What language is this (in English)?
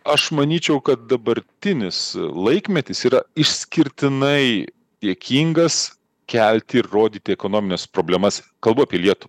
Lithuanian